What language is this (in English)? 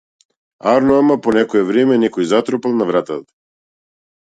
Macedonian